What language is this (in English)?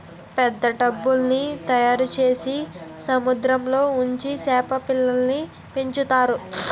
Telugu